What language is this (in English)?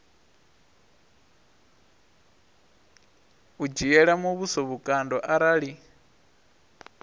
Venda